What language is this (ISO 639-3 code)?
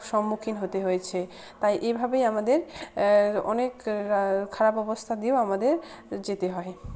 ben